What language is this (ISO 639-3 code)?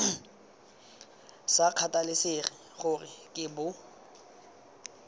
tsn